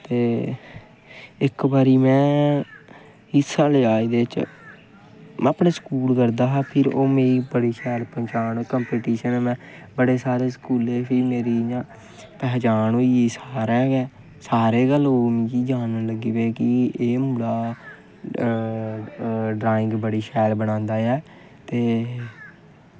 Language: Dogri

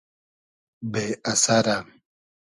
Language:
Hazaragi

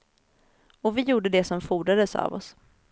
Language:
Swedish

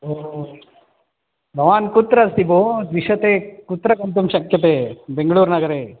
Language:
Sanskrit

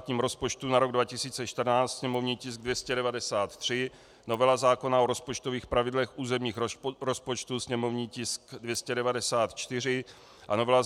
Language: Czech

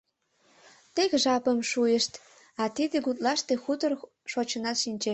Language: Mari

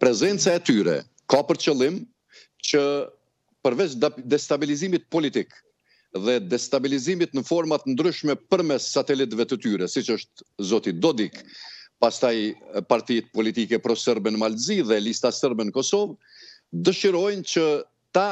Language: Romanian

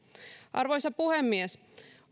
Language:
Finnish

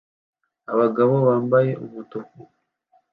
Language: Kinyarwanda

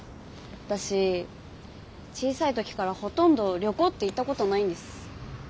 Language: Japanese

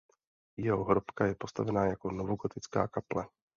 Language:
Czech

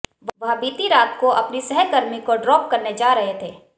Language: Hindi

